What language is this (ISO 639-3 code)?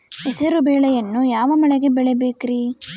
kan